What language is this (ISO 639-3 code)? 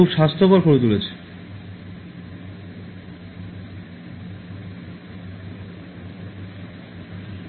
ben